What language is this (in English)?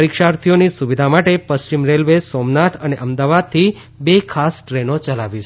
Gujarati